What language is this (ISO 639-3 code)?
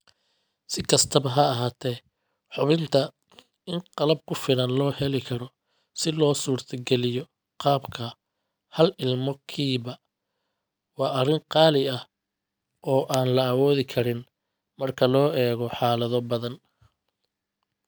som